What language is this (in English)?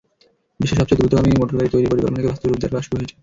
Bangla